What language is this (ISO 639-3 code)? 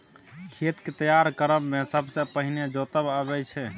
mai